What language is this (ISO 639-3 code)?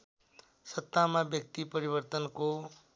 nep